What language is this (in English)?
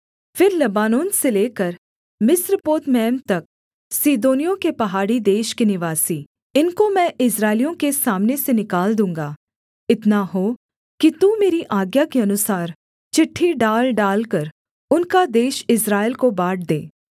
Hindi